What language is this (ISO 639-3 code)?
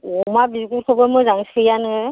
brx